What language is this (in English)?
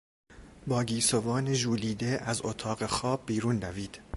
Persian